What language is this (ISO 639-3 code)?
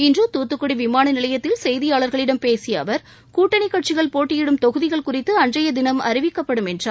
tam